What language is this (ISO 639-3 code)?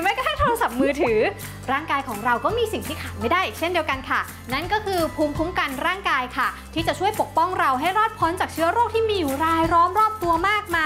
tha